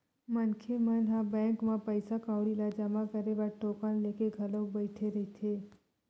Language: Chhattisgarhi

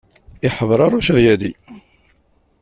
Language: Kabyle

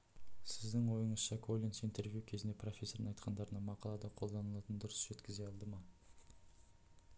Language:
Kazakh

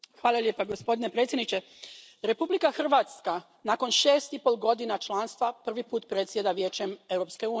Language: Croatian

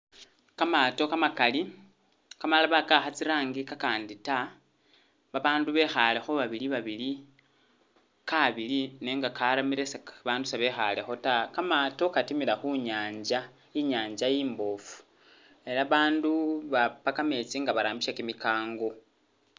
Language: Masaaba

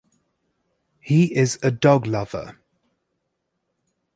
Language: English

